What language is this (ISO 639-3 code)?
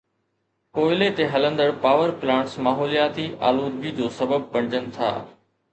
snd